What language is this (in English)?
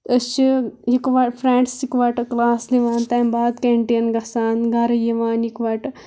Kashmiri